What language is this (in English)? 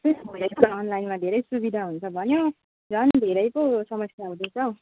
Nepali